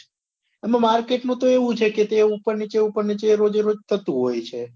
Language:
Gujarati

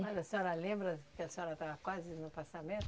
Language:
Portuguese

